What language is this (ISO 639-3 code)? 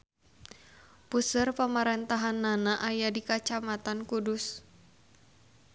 sun